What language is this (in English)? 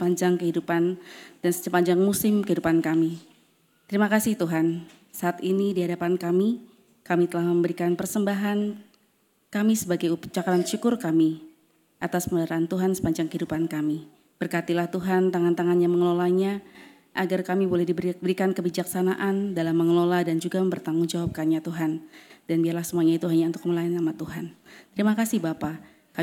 Indonesian